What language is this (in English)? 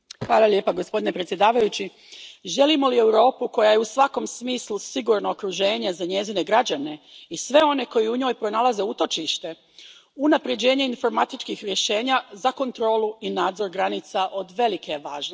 Croatian